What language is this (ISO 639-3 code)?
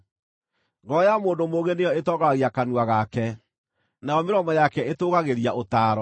kik